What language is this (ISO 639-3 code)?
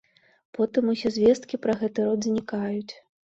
bel